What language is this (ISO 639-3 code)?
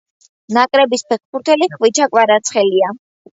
kat